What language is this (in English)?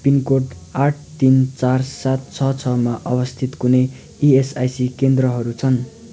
Nepali